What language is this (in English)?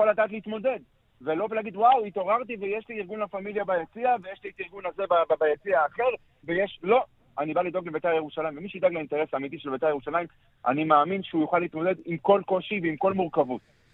Hebrew